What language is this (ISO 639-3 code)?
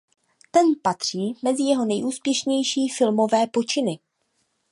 ces